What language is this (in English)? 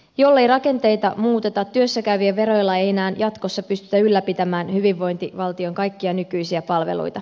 Finnish